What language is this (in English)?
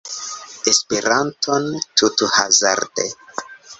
Esperanto